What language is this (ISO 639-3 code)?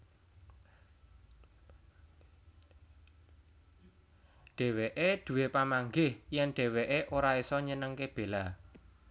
jav